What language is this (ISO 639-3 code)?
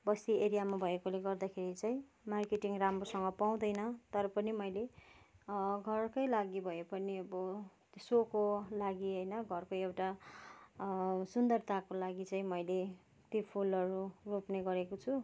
nep